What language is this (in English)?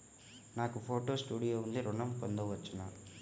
Telugu